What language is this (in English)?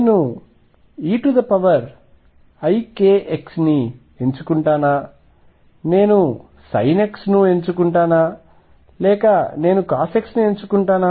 Telugu